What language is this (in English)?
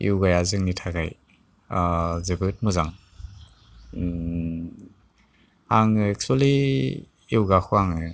Bodo